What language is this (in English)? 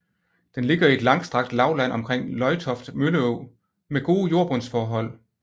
Danish